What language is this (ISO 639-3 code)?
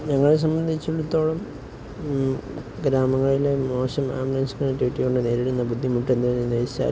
mal